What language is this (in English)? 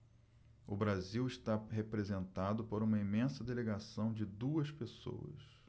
Portuguese